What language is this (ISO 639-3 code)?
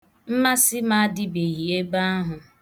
ibo